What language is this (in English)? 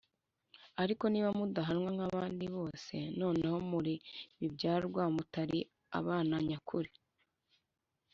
Kinyarwanda